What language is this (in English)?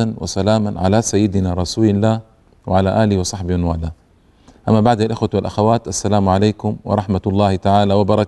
Arabic